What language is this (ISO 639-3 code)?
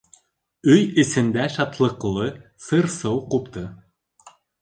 bak